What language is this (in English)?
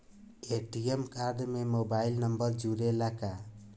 Bhojpuri